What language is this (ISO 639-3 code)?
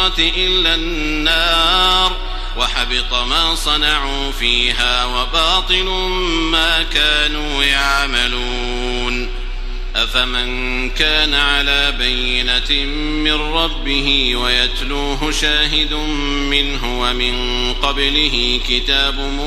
ara